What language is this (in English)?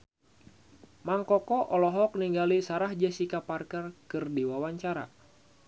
Sundanese